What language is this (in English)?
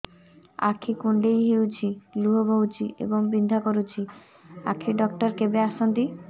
Odia